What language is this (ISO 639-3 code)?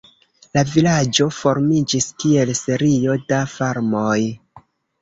epo